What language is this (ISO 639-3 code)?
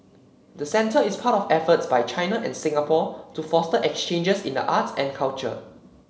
eng